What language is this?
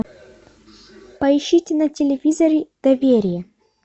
Russian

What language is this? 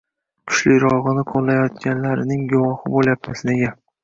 Uzbek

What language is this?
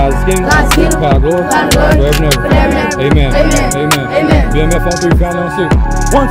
English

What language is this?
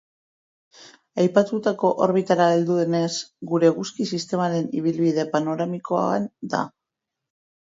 Basque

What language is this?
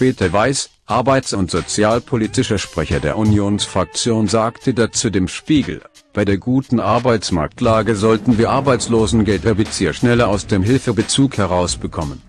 German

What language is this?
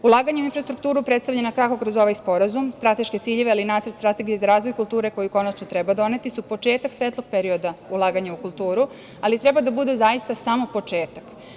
Serbian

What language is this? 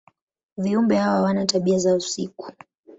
Swahili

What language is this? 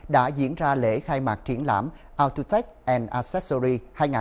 Vietnamese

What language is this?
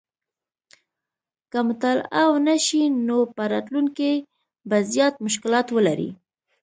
Pashto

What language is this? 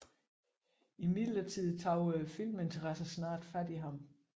Danish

